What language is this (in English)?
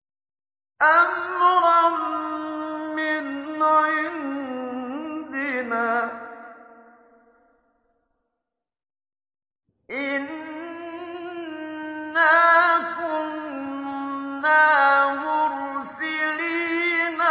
Arabic